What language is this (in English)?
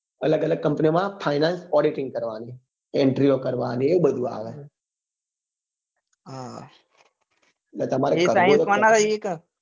Gujarati